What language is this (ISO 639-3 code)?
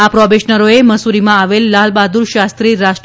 guj